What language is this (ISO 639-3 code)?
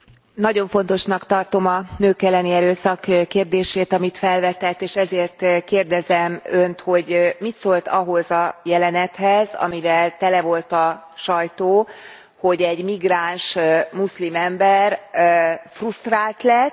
hun